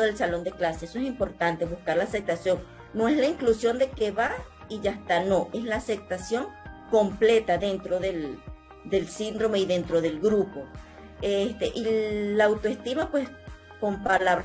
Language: Spanish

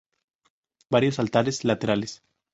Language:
Spanish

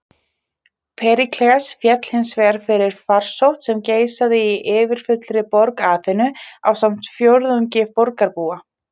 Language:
Icelandic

